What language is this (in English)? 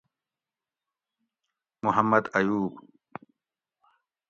Gawri